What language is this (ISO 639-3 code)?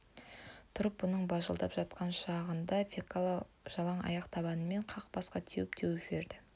kaz